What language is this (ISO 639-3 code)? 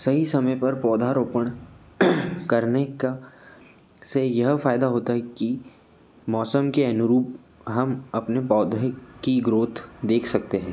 hin